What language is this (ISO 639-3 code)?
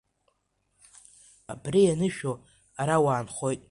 abk